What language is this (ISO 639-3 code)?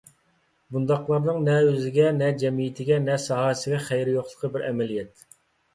uig